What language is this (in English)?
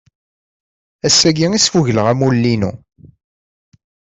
Kabyle